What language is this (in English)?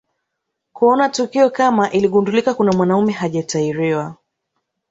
Swahili